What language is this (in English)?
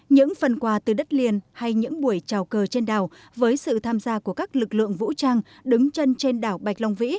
Vietnamese